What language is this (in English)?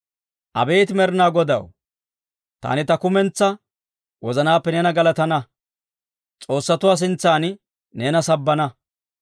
Dawro